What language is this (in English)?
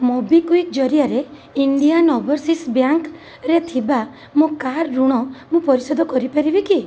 Odia